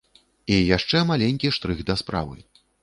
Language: Belarusian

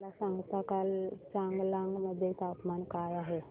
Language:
Marathi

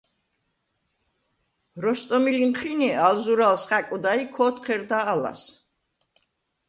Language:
Svan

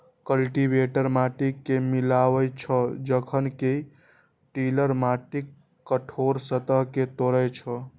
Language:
Maithili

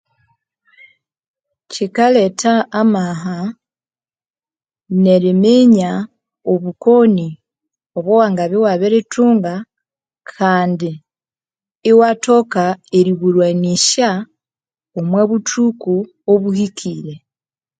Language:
Konzo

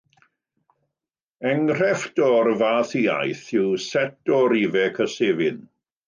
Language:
Welsh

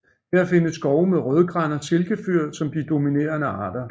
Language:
Danish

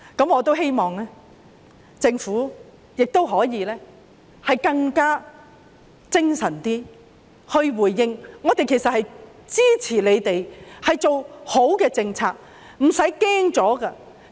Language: Cantonese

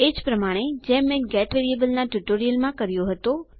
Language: Gujarati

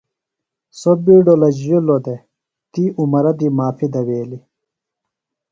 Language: Phalura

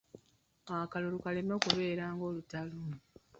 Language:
Ganda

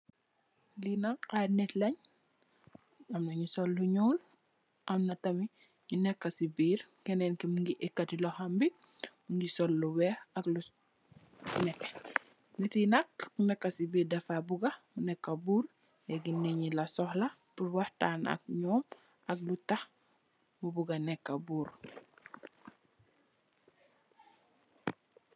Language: Wolof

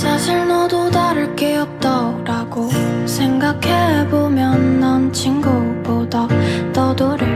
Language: Korean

